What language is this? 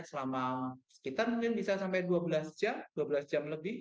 Indonesian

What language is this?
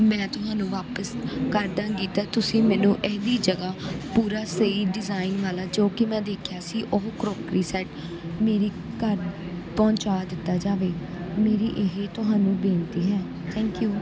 Punjabi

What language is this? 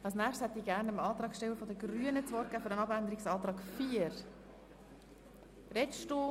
Swiss German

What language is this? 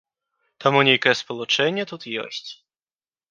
Belarusian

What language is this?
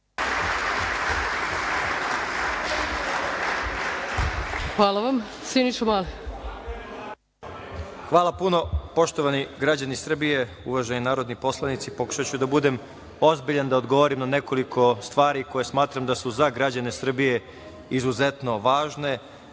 Serbian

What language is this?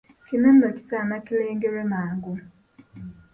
Ganda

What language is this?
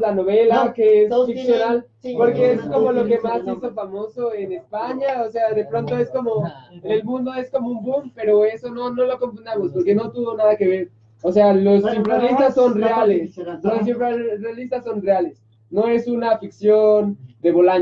Spanish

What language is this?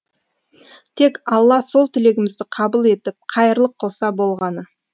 Kazakh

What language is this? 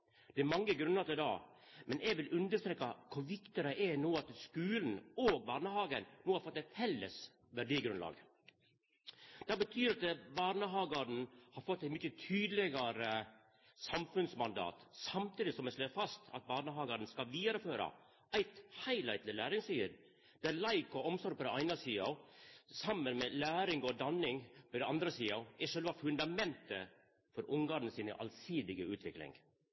Norwegian Nynorsk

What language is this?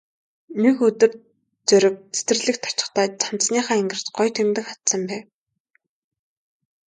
Mongolian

